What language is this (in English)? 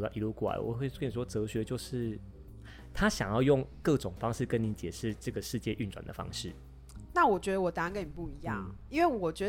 Chinese